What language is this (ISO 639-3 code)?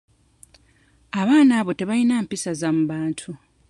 lug